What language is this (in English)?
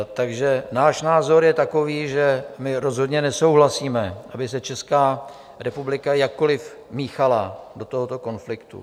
Czech